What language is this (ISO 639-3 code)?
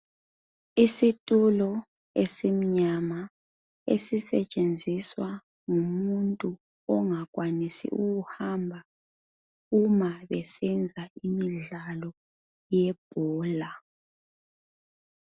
nde